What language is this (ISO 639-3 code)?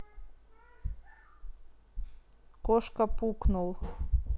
rus